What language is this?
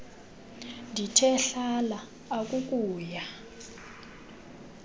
Xhosa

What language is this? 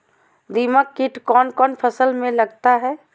Magahi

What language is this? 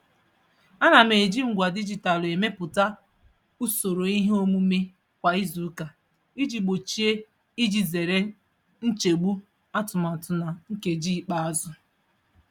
Igbo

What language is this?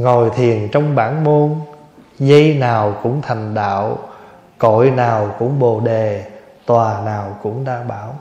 Vietnamese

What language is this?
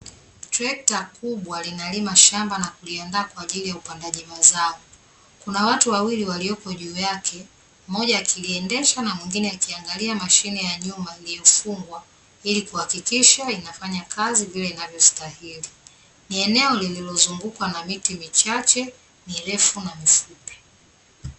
Swahili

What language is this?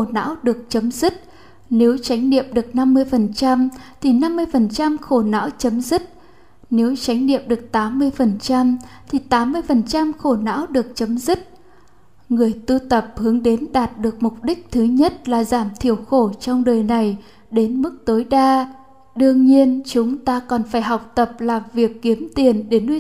Vietnamese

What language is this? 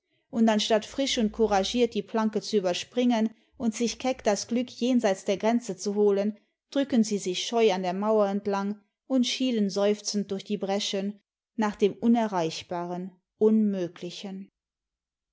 German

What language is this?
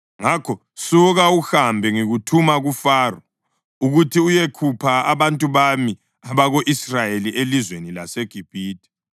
North Ndebele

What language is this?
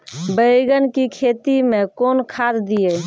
Maithili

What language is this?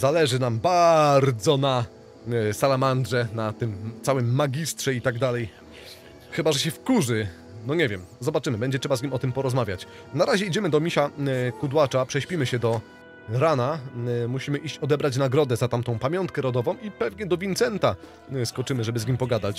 Polish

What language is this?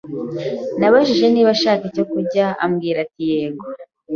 Kinyarwanda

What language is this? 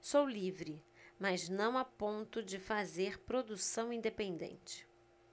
Portuguese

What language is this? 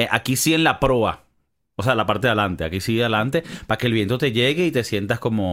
Spanish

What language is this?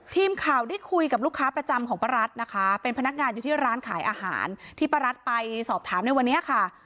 Thai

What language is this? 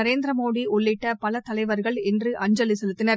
Tamil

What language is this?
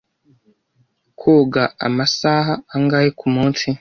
Kinyarwanda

